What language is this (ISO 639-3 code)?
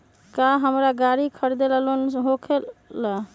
mag